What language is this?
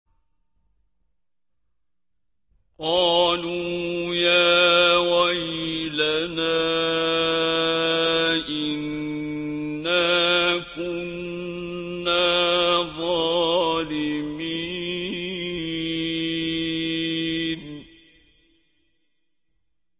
Arabic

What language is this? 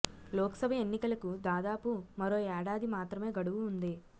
Telugu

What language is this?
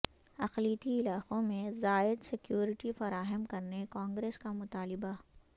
Urdu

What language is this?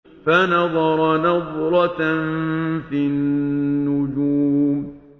Arabic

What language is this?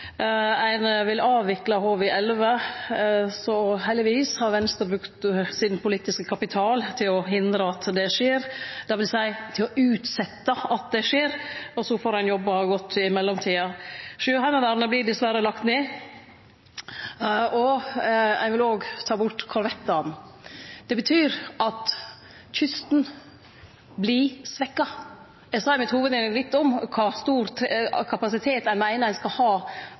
Norwegian Nynorsk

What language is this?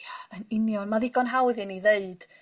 Welsh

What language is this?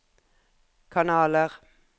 Norwegian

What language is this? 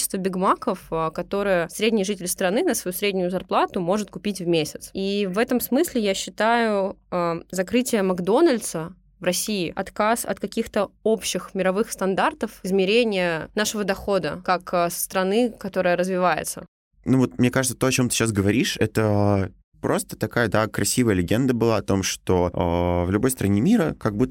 Russian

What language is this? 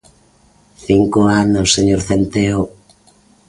Galician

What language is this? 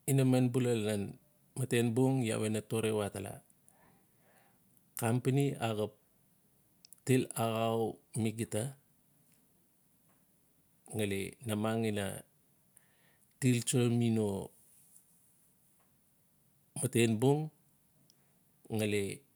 Notsi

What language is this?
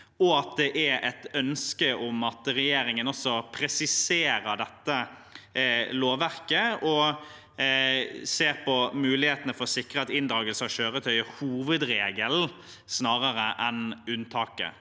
Norwegian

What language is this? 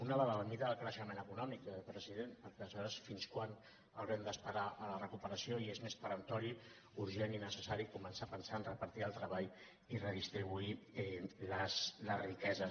Catalan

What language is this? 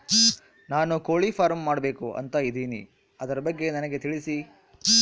Kannada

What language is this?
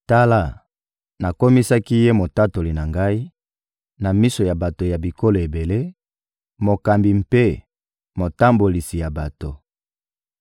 Lingala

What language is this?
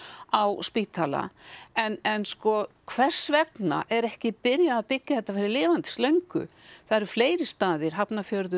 Icelandic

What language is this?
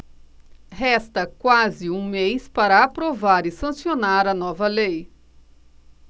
Portuguese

